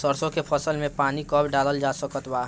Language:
Bhojpuri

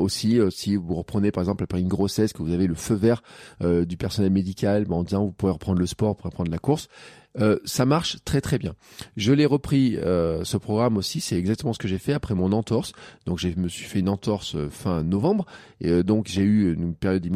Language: French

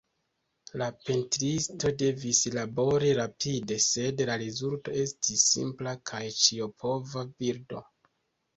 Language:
Esperanto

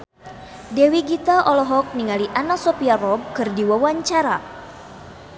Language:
Sundanese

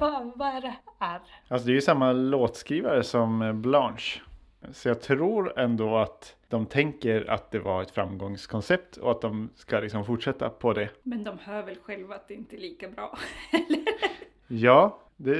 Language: Swedish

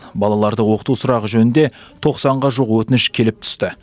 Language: Kazakh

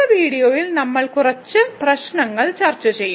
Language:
Malayalam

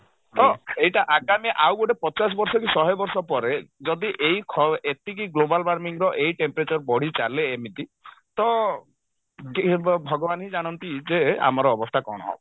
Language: Odia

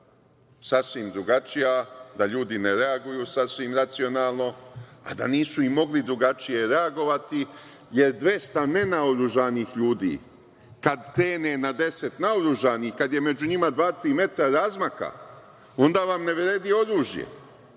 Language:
Serbian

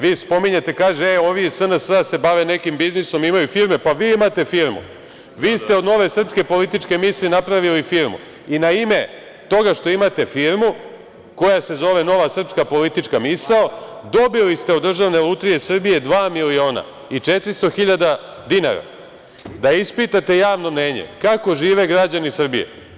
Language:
Serbian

